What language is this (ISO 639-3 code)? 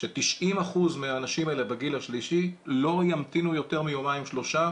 heb